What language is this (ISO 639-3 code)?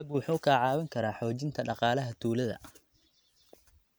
som